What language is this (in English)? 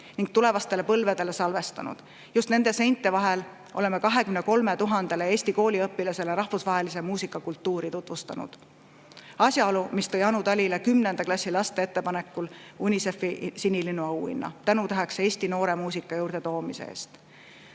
Estonian